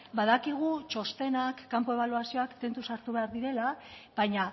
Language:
Basque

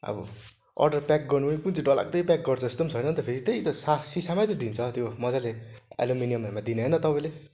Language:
Nepali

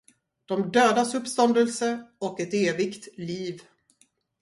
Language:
Swedish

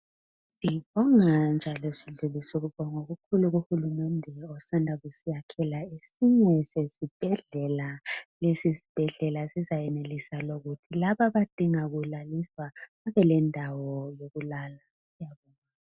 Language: North Ndebele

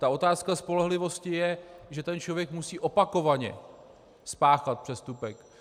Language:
Czech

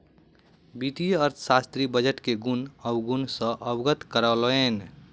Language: Maithili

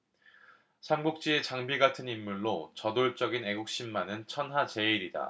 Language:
Korean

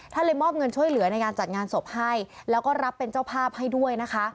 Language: Thai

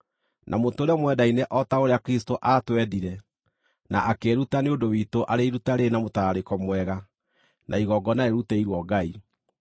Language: Kikuyu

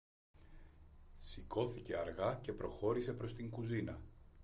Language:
Greek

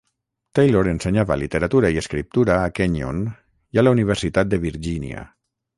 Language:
Catalan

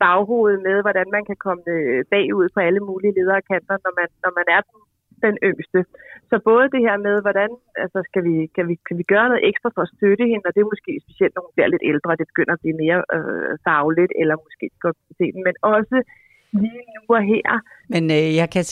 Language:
Danish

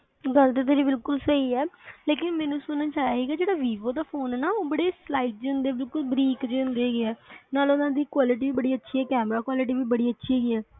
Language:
Punjabi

